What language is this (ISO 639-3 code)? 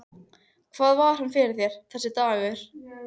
isl